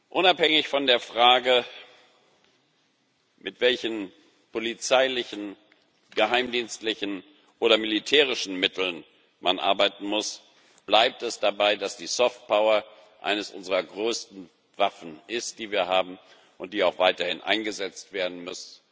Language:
German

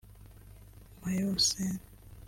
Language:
Kinyarwanda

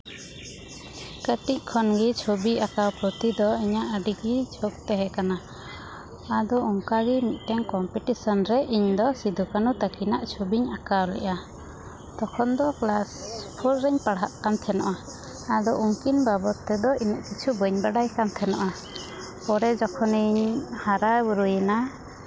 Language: Santali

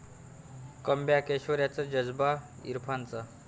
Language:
Marathi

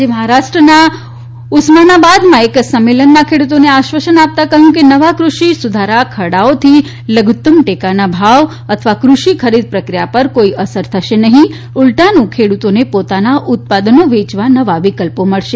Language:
Gujarati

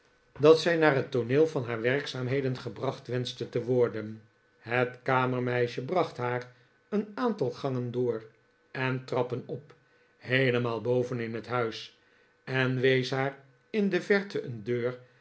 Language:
Dutch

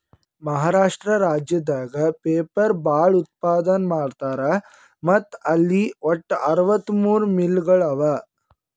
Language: Kannada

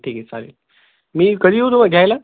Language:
Marathi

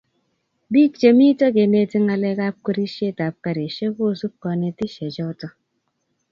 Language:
Kalenjin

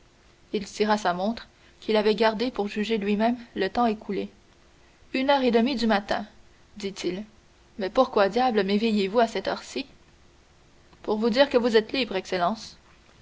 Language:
French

